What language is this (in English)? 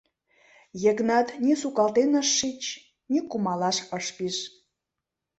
Mari